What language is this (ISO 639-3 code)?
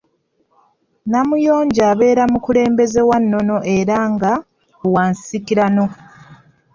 lug